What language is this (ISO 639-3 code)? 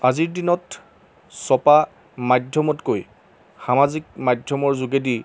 asm